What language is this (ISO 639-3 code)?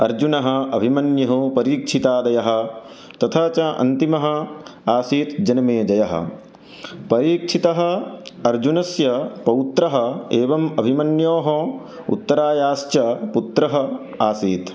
san